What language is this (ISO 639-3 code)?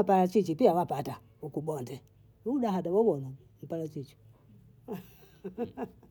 bou